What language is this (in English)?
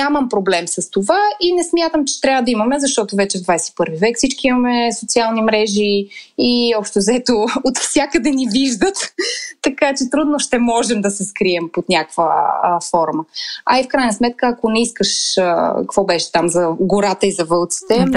Bulgarian